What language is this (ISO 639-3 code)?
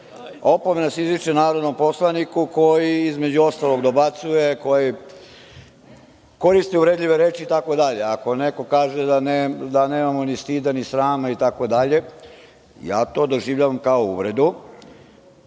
srp